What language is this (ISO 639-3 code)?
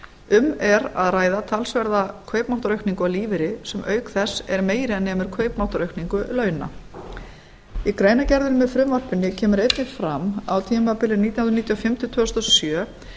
isl